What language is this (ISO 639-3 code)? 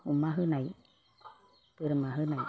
brx